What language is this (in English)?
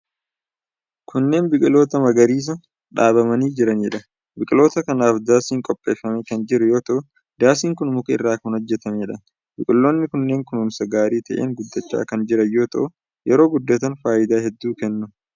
Oromo